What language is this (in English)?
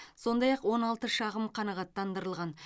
Kazakh